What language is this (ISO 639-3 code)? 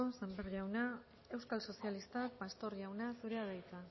eus